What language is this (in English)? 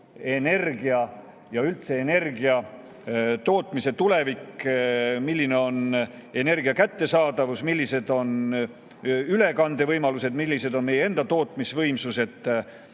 Estonian